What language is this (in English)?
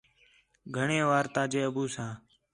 Khetrani